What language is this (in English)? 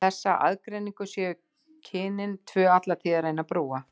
Icelandic